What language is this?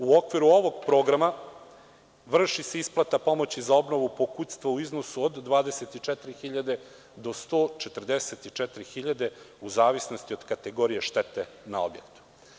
Serbian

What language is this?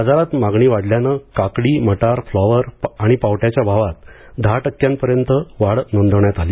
Marathi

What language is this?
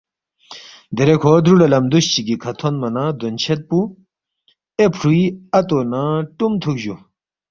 Balti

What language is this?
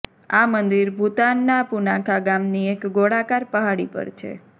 Gujarati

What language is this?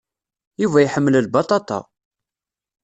Kabyle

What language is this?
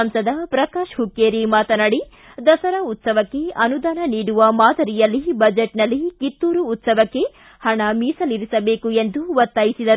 Kannada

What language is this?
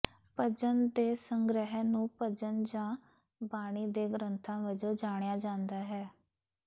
Punjabi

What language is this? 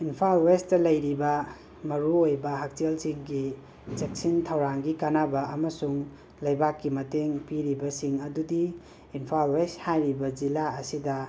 Manipuri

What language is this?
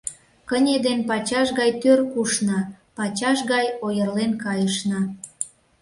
Mari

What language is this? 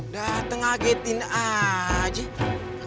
Indonesian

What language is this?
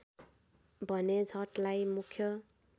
Nepali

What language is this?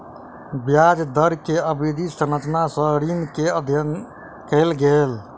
Maithili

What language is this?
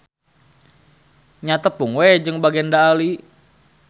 Sundanese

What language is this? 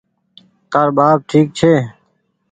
Goaria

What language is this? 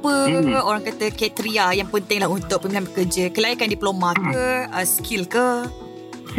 Malay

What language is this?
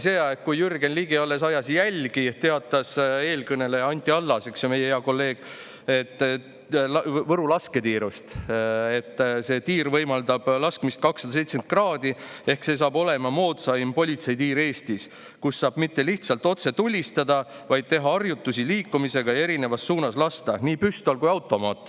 Estonian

